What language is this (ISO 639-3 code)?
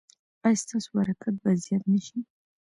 pus